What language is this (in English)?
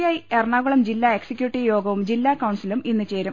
Malayalam